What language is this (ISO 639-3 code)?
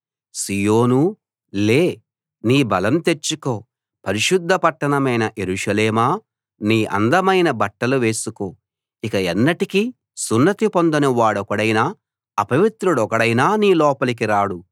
tel